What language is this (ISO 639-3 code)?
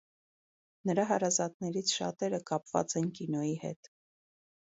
hye